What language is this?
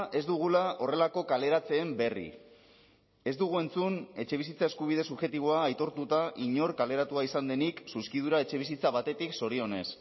Basque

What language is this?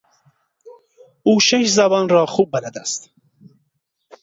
Persian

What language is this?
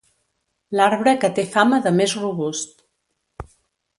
Catalan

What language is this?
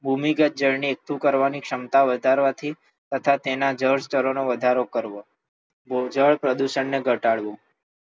Gujarati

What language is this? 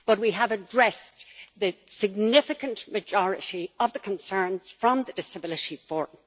English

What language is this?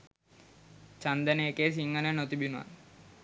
Sinhala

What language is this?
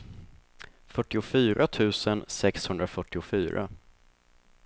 Swedish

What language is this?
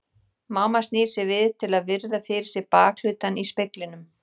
Icelandic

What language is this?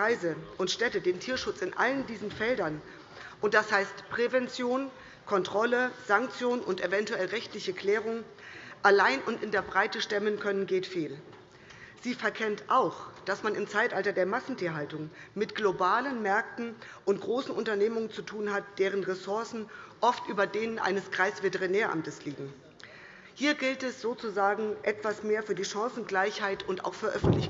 German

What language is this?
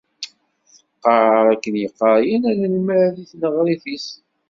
Kabyle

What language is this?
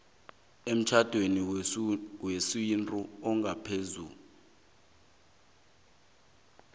South Ndebele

